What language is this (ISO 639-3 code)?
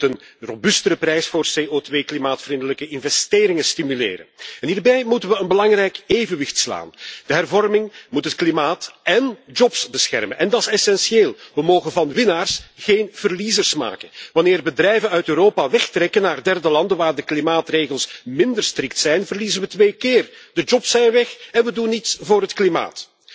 nld